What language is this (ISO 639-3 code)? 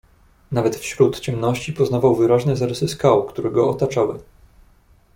pol